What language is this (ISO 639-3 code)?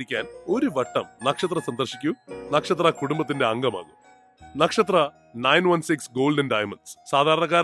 tur